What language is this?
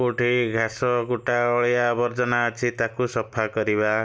Odia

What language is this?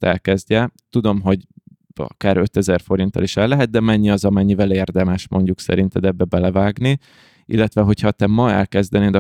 Hungarian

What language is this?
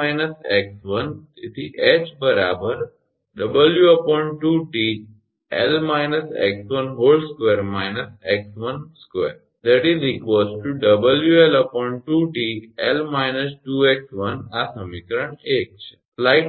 Gujarati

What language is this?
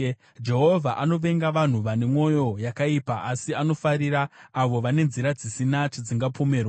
Shona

